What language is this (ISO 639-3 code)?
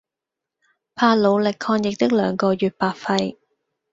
yue